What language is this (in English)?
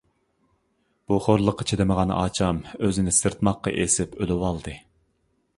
Uyghur